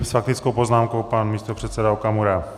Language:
Czech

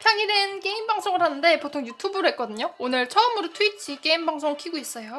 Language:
Korean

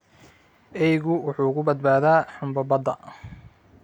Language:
Somali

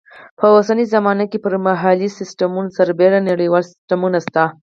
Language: Pashto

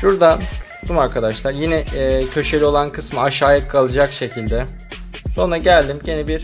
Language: Turkish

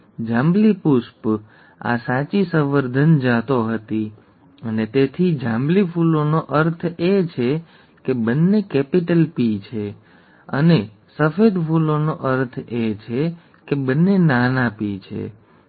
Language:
Gujarati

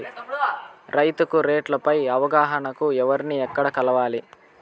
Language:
Telugu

